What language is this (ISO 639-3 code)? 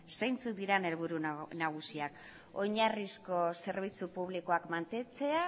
eus